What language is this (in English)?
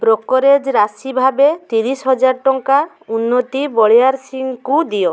Odia